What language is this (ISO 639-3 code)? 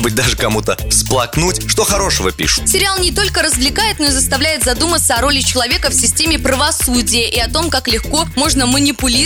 rus